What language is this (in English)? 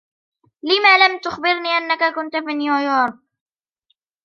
Arabic